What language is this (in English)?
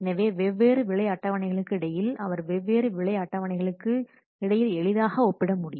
Tamil